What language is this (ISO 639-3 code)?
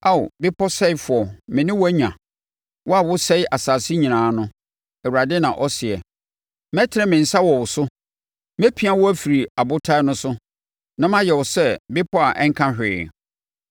aka